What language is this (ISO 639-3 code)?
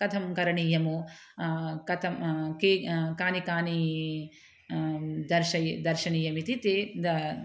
san